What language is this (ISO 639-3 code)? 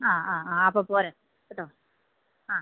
mal